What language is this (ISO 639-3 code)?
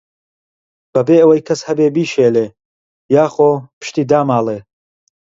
ckb